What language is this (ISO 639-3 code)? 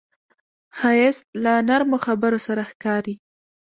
pus